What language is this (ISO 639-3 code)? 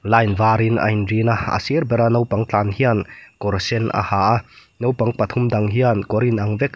lus